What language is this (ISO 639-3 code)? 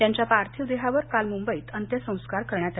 mar